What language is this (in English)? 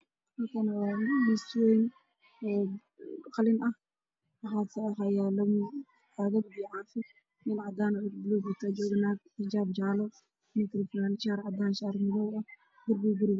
Somali